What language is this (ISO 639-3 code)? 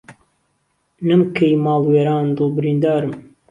ckb